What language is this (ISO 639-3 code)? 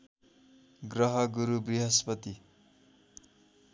nep